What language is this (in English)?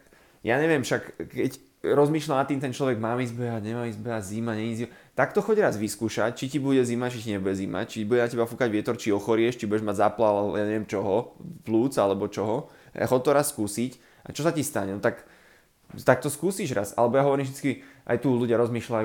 Slovak